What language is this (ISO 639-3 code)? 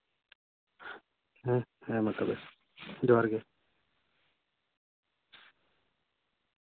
sat